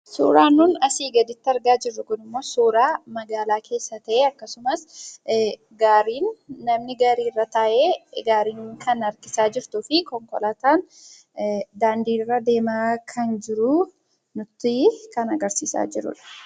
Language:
Oromo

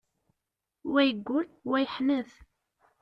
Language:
Kabyle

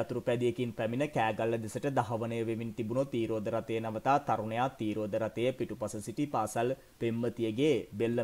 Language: Hindi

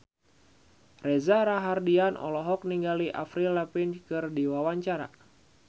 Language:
Sundanese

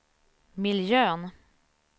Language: Swedish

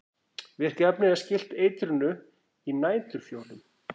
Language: Icelandic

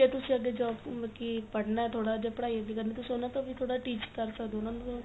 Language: Punjabi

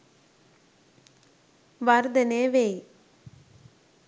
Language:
Sinhala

